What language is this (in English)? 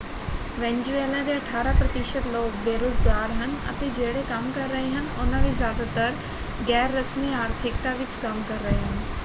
Punjabi